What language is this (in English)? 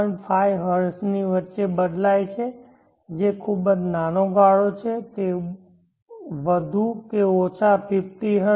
Gujarati